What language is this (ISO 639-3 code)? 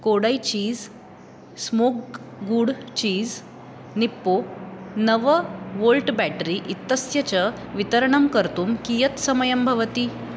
san